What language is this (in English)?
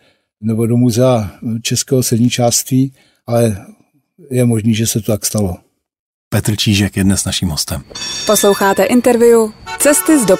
Czech